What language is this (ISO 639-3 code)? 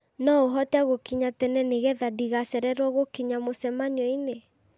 kik